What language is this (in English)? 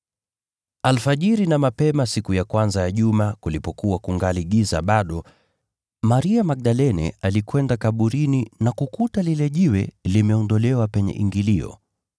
Swahili